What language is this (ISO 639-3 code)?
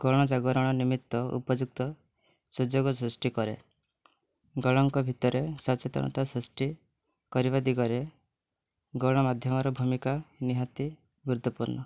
ori